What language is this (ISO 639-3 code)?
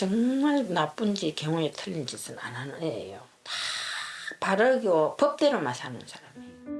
kor